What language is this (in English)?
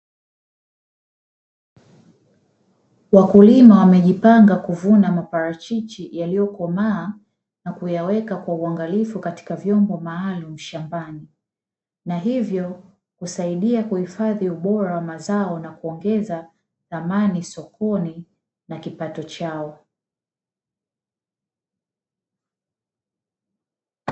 Swahili